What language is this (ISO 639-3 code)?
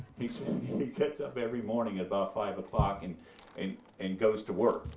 eng